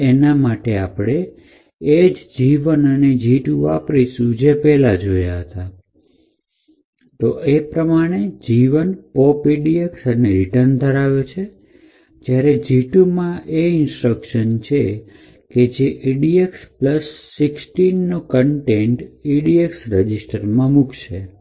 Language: Gujarati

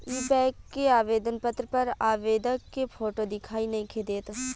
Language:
Bhojpuri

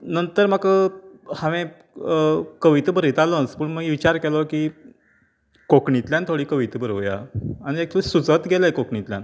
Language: Konkani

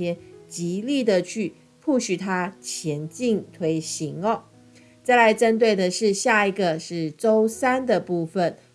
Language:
Chinese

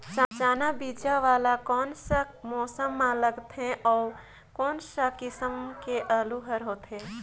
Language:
Chhattisgarhi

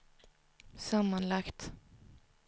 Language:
Swedish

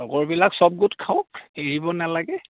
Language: Assamese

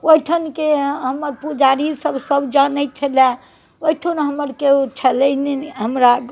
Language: Maithili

